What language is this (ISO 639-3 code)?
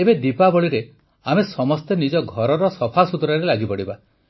ori